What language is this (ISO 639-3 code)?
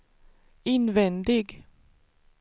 swe